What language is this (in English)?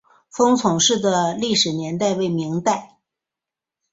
Chinese